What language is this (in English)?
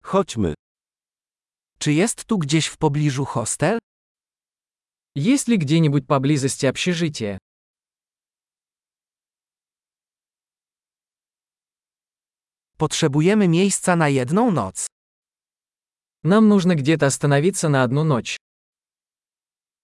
Polish